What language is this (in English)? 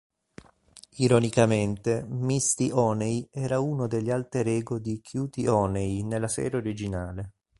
Italian